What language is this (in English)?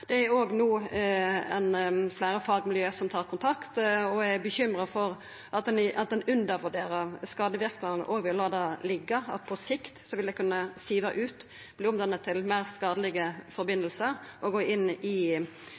Norwegian Nynorsk